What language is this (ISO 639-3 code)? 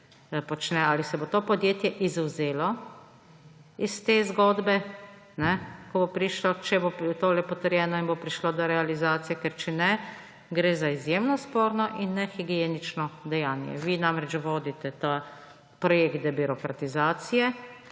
slv